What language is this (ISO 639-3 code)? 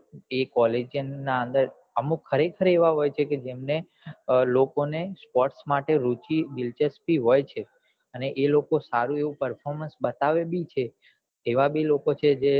guj